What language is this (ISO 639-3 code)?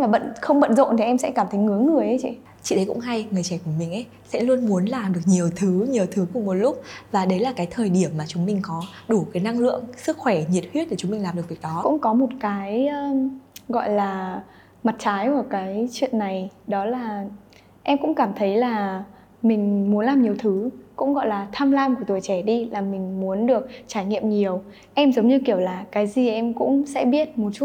vie